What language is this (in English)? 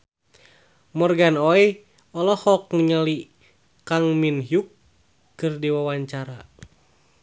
Sundanese